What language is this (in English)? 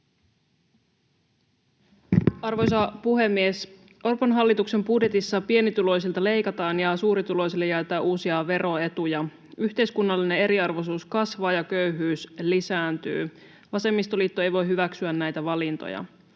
Finnish